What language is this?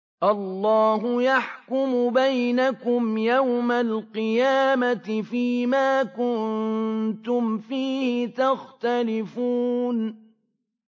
Arabic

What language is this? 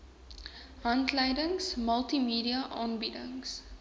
Afrikaans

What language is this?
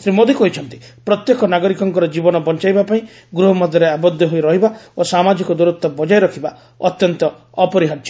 Odia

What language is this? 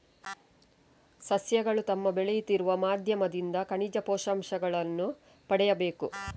Kannada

